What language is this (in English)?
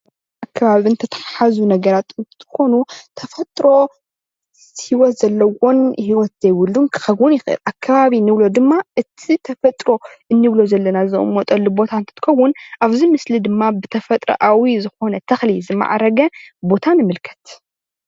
Tigrinya